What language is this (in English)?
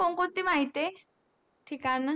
Marathi